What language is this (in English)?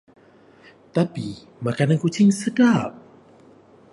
Malay